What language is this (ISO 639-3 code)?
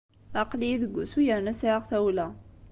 kab